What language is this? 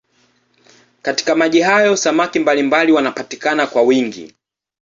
Swahili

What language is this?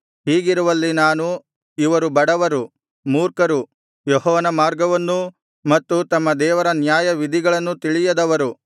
Kannada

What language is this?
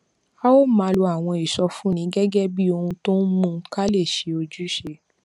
Yoruba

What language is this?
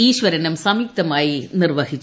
Malayalam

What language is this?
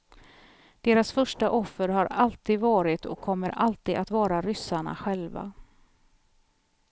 Swedish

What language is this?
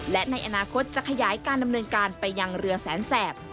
Thai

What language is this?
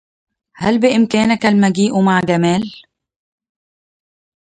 Arabic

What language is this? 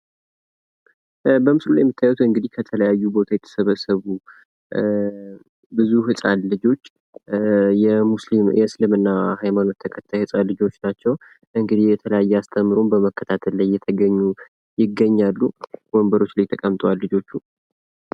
Amharic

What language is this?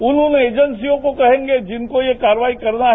Hindi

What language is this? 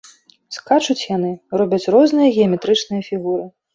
Belarusian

